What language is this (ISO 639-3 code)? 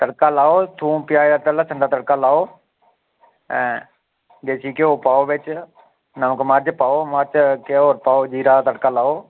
doi